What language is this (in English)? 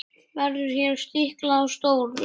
Icelandic